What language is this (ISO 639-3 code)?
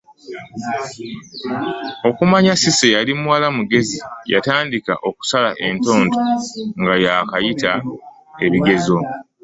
lug